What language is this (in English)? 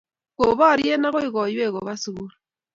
Kalenjin